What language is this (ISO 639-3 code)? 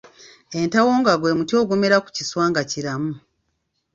lug